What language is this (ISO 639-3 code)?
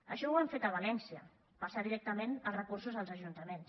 cat